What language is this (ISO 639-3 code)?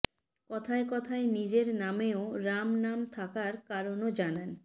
ben